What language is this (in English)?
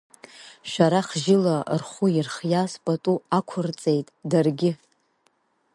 Abkhazian